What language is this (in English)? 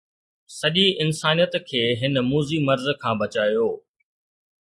Sindhi